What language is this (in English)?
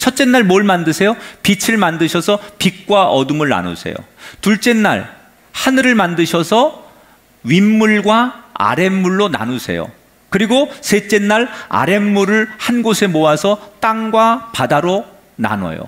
Korean